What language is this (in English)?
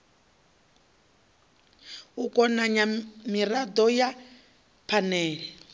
Venda